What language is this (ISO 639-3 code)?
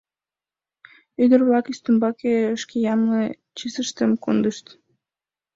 chm